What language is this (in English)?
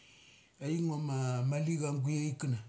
Mali